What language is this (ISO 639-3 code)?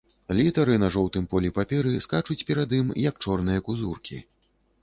bel